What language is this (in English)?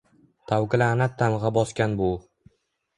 Uzbek